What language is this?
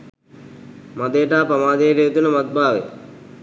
Sinhala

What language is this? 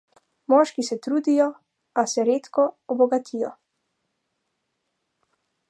Slovenian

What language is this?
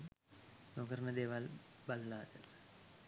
Sinhala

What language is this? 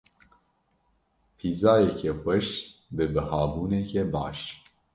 Kurdish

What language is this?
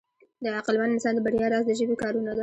Pashto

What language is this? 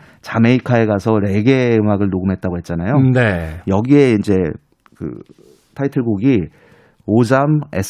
Korean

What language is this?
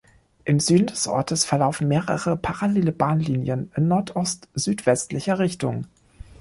German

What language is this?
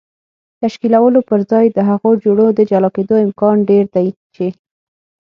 Pashto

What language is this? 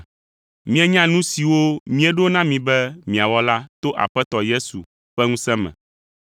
Ewe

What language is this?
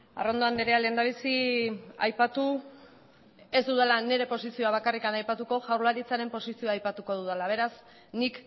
Basque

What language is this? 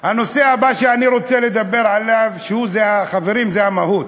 Hebrew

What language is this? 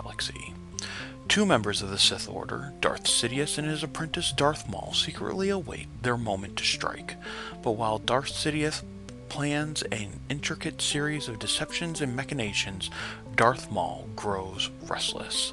English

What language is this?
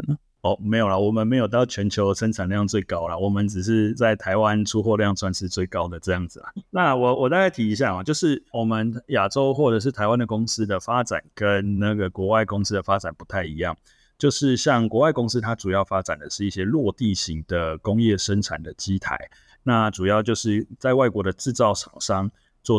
Chinese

